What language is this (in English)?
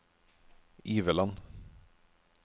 Norwegian